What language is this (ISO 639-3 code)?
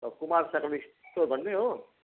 nep